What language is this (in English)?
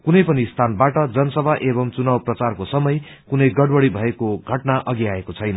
Nepali